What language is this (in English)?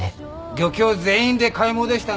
Japanese